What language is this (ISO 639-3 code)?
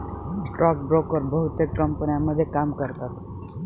mar